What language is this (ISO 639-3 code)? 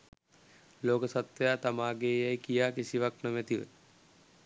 sin